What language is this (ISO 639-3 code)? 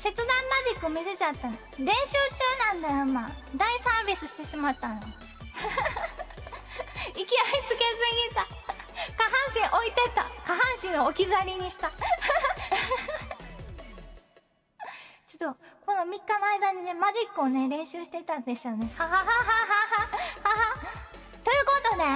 jpn